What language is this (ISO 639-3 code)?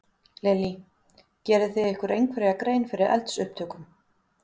isl